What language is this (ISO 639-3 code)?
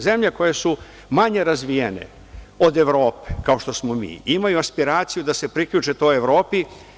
srp